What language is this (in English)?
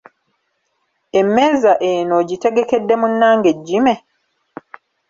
Ganda